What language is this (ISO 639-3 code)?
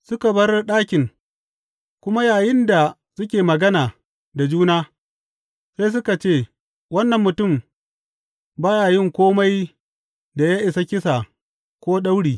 hau